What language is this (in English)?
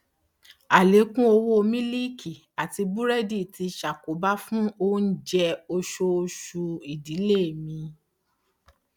Yoruba